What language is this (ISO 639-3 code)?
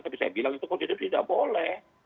ind